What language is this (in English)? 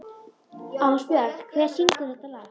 Icelandic